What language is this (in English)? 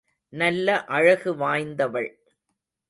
Tamil